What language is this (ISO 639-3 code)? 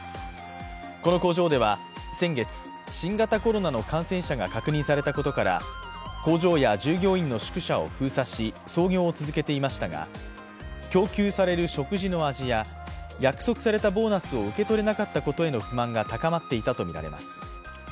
jpn